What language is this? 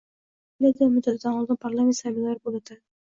Uzbek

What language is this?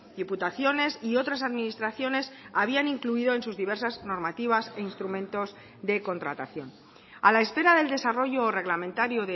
Spanish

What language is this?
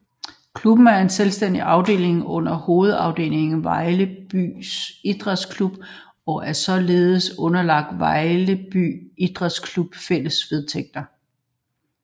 Danish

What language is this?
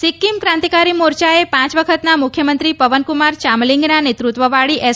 Gujarati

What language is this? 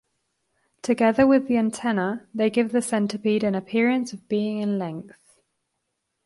English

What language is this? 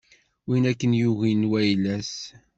Kabyle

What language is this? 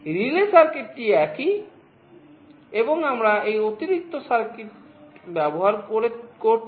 Bangla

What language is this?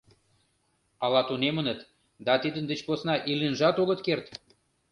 Mari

